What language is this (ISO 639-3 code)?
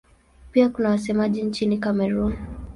swa